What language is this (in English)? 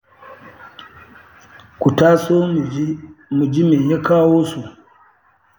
Hausa